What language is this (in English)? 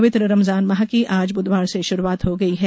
Hindi